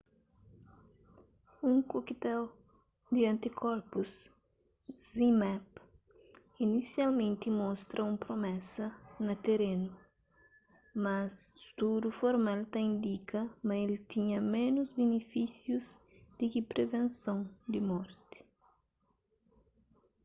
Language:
Kabuverdianu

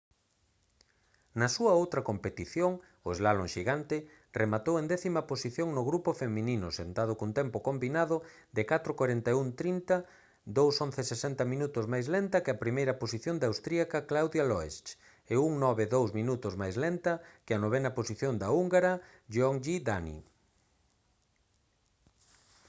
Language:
Galician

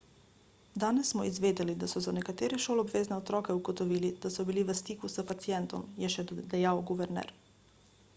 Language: Slovenian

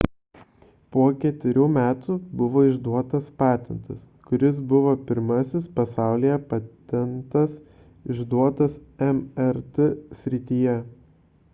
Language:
Lithuanian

